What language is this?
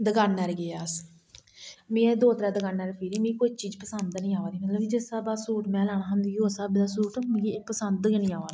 Dogri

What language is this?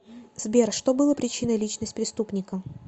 Russian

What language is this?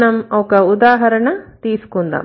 Telugu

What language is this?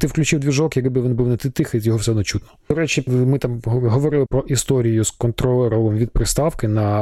Ukrainian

